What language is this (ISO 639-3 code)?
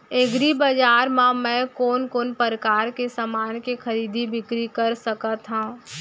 hne